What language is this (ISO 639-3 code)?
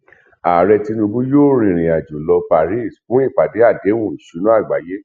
yor